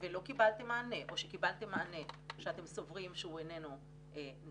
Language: Hebrew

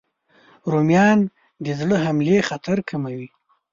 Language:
Pashto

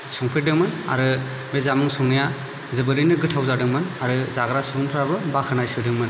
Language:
Bodo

